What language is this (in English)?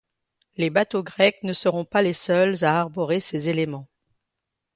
French